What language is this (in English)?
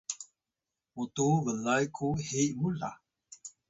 Atayal